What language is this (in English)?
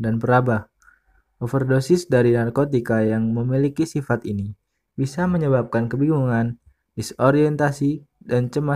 Indonesian